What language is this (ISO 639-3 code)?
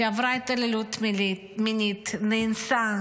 heb